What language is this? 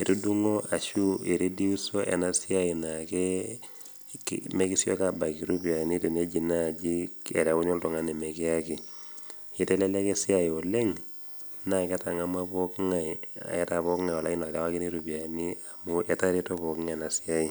Masai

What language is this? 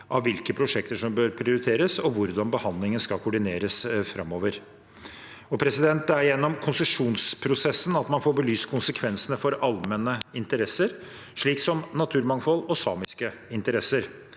Norwegian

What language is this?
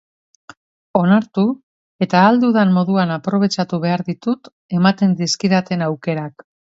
Basque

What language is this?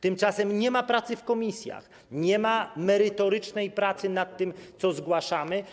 Polish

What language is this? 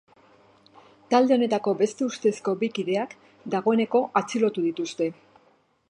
Basque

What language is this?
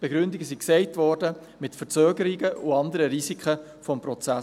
Swiss German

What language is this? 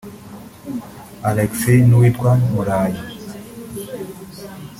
Kinyarwanda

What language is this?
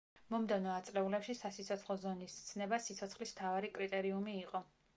Georgian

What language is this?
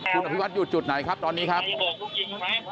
Thai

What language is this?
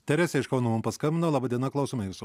Lithuanian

